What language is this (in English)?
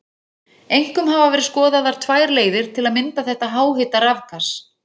Icelandic